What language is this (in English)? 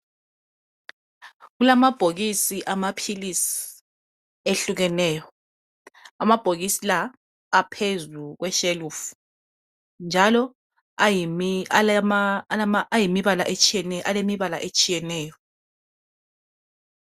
North Ndebele